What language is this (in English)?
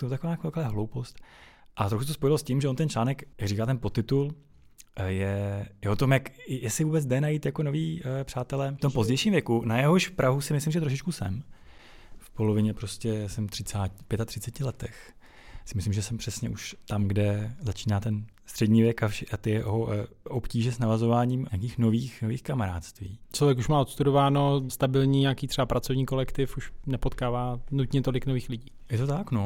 Czech